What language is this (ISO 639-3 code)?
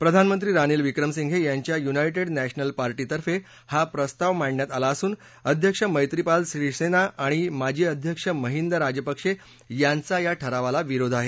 mar